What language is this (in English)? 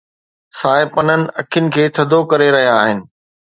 Sindhi